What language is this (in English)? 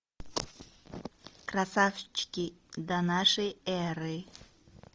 Russian